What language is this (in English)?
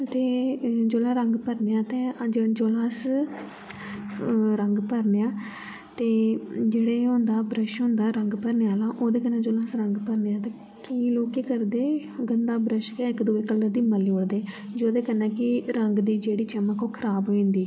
Dogri